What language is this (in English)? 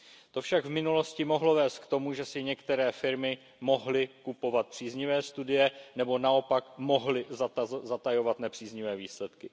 Czech